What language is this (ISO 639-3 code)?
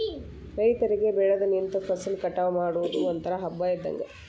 kan